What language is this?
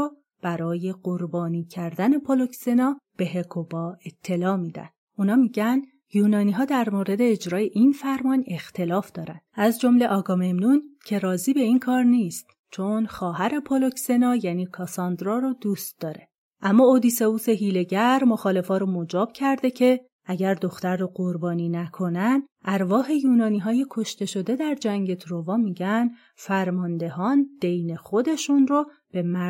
Persian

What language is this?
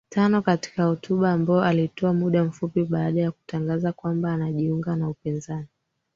Swahili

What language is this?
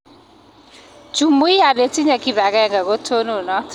Kalenjin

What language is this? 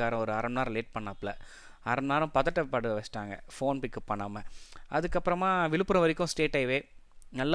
Tamil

